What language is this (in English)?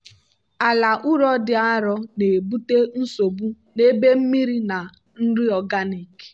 Igbo